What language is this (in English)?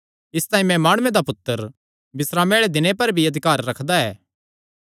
Kangri